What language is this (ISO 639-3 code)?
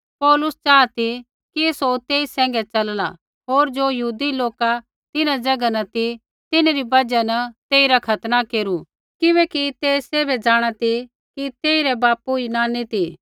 kfx